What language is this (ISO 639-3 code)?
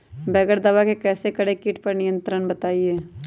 mag